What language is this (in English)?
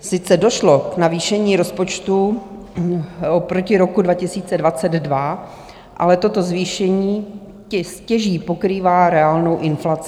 Czech